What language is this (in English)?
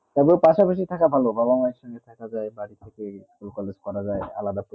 Bangla